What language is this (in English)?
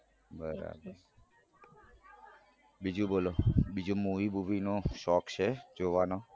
Gujarati